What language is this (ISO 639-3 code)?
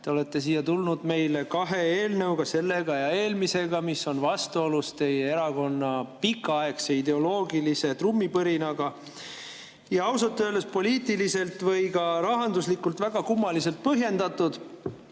est